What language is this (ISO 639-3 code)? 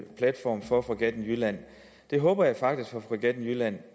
dan